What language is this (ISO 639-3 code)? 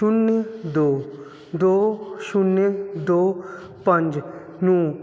pan